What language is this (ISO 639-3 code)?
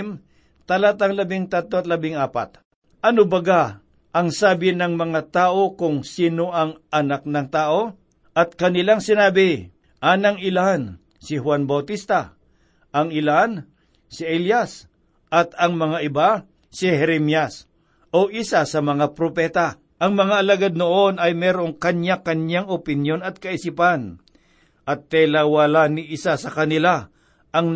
fil